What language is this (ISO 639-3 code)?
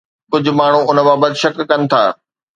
snd